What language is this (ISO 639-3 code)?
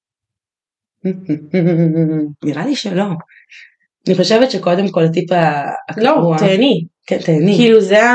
heb